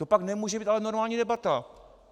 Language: Czech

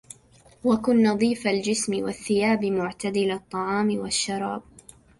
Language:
Arabic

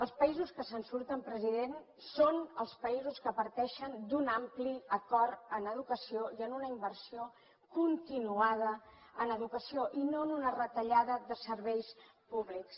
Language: Catalan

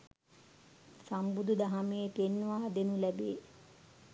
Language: Sinhala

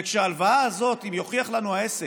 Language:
Hebrew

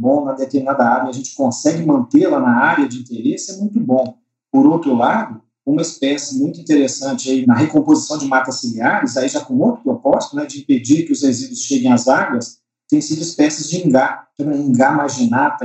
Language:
Portuguese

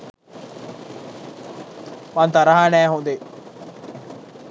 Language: Sinhala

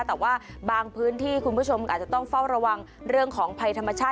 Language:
Thai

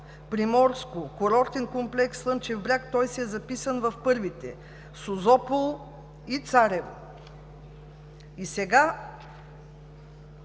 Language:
Bulgarian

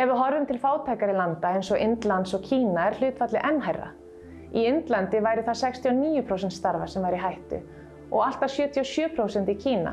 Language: Icelandic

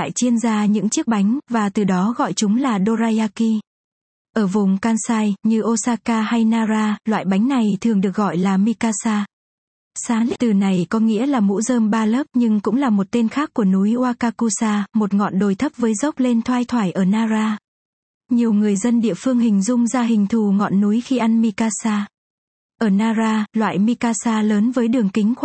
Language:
Vietnamese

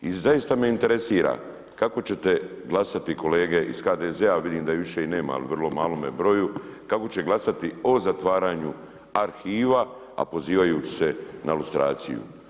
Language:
Croatian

